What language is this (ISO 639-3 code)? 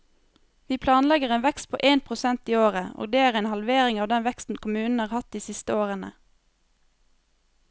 nor